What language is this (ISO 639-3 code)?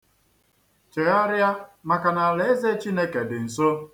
ibo